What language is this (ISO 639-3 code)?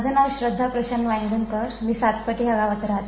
mar